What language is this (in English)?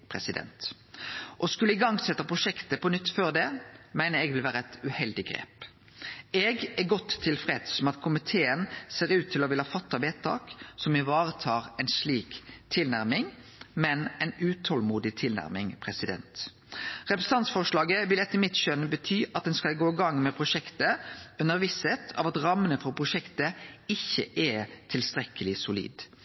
Norwegian Nynorsk